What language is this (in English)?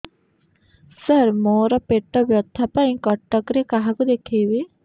Odia